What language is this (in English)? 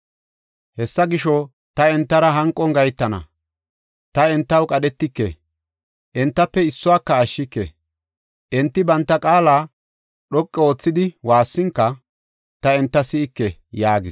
Gofa